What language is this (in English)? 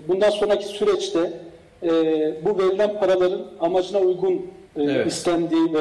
Turkish